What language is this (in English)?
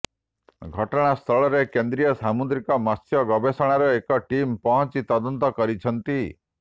Odia